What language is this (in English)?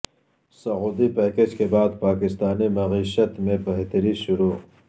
Urdu